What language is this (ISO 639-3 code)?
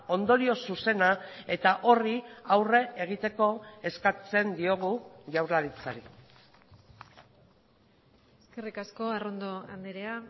eus